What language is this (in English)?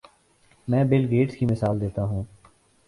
Urdu